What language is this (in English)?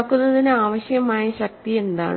Malayalam